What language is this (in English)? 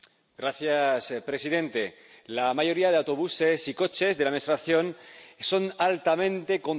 Spanish